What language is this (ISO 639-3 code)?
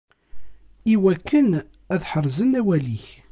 kab